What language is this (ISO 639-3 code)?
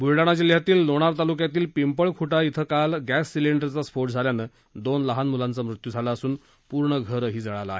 mar